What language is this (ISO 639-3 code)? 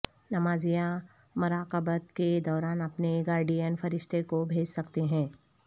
urd